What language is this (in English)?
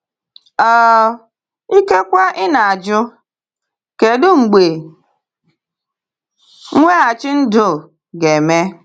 Igbo